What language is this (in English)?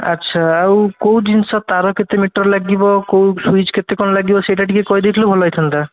Odia